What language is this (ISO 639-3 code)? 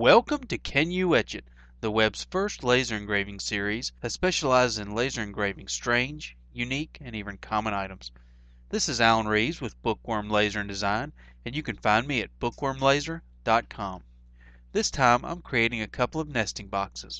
eng